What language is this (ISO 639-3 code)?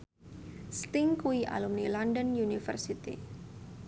jav